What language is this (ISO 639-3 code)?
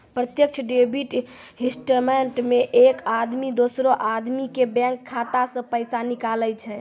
mai